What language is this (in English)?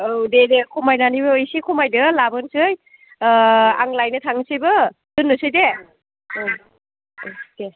Bodo